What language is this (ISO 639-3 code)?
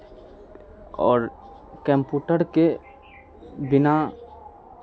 mai